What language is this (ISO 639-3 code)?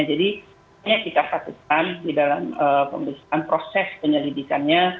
ind